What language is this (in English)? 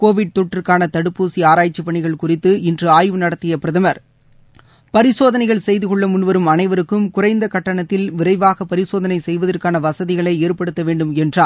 Tamil